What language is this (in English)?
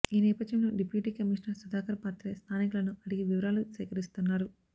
Telugu